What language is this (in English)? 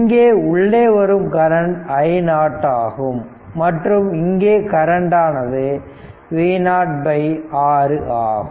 Tamil